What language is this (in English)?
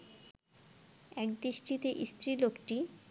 Bangla